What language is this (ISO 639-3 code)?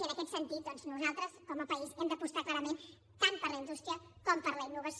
cat